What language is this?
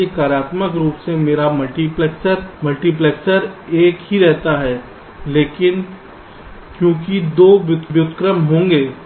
Hindi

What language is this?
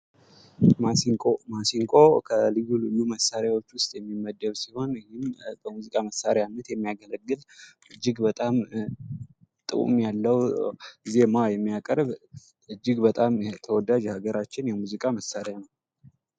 Amharic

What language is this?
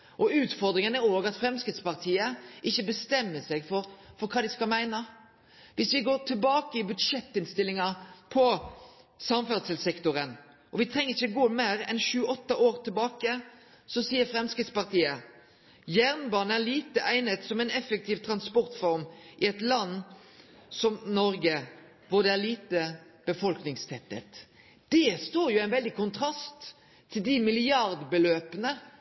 Norwegian Nynorsk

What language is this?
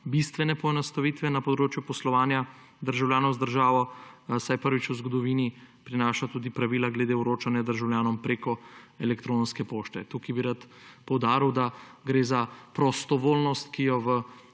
Slovenian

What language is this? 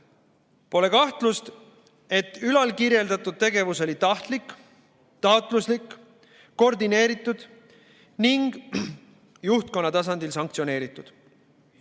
Estonian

